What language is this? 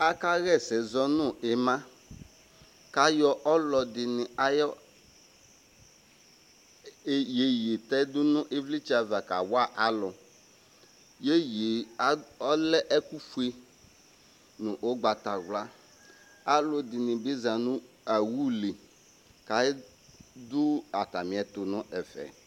Ikposo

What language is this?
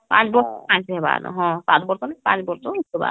Odia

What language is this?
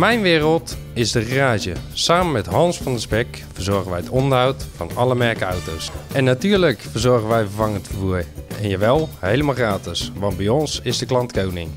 Dutch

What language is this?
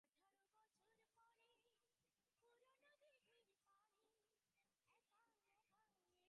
Bangla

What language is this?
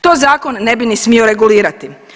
Croatian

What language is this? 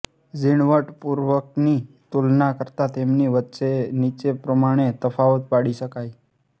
Gujarati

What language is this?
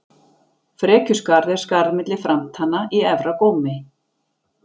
Icelandic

